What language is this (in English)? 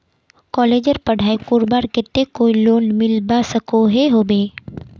Magahi